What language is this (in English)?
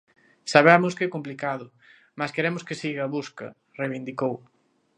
Galician